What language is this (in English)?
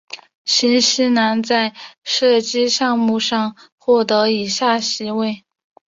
Chinese